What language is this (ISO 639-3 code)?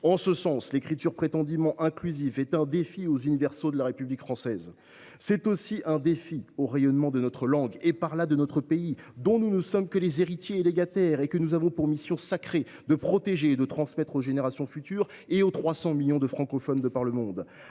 fra